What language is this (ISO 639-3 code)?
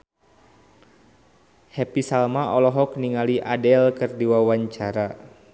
sun